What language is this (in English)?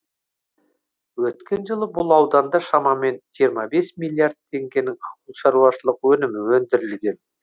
Kazakh